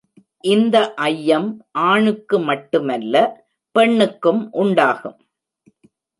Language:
Tamil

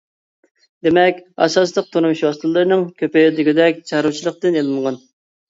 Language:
Uyghur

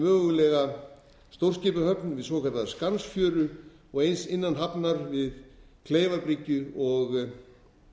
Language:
Icelandic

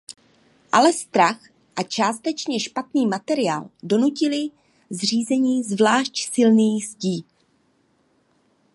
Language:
Czech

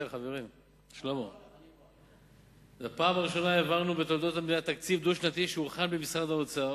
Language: Hebrew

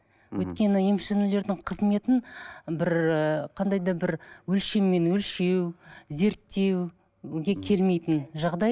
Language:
Kazakh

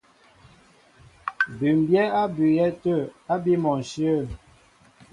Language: Mbo (Cameroon)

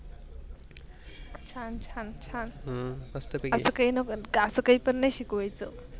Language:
Marathi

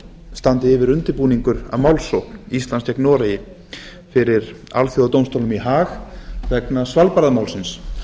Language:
Icelandic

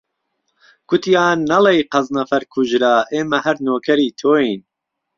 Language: Central Kurdish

